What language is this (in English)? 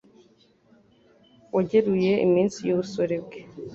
Kinyarwanda